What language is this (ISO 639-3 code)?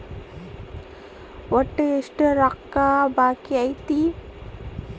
kan